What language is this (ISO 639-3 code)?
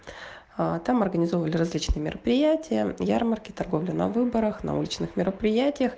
rus